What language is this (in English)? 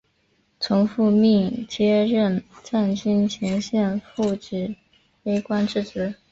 Chinese